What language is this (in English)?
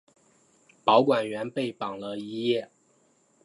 Chinese